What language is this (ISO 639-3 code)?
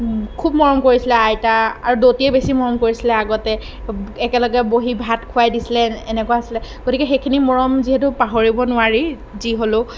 asm